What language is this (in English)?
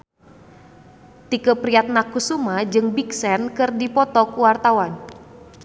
Sundanese